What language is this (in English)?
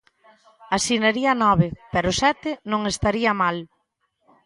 Galician